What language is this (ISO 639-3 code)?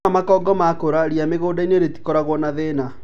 kik